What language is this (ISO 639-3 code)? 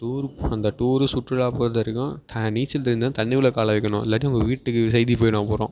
tam